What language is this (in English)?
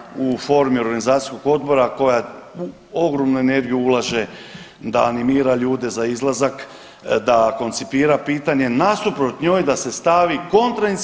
Croatian